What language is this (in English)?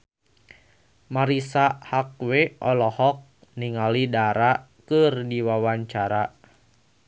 Sundanese